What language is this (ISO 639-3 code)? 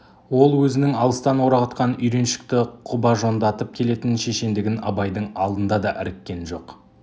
kaz